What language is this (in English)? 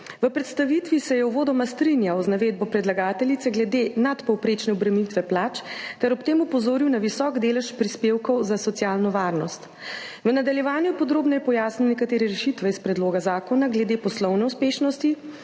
Slovenian